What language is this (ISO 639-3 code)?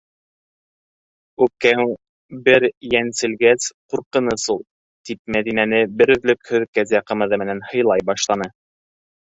bak